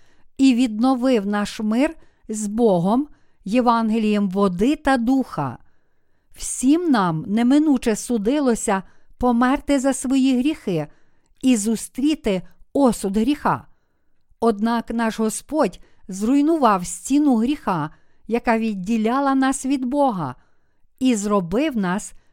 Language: Ukrainian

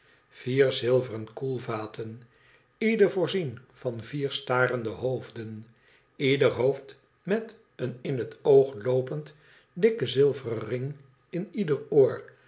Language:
Dutch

